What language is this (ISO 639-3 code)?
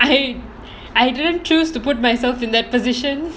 eng